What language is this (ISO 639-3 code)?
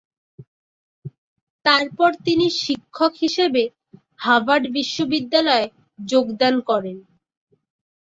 ben